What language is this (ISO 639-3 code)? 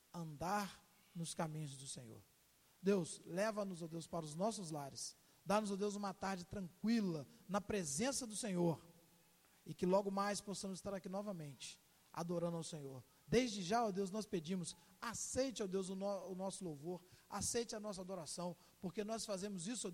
por